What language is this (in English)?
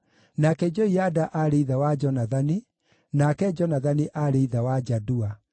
Kikuyu